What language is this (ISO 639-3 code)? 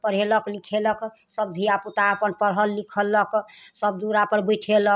mai